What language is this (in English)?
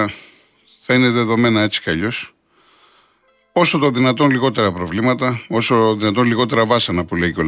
Greek